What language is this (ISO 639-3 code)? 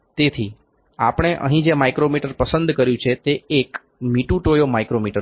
guj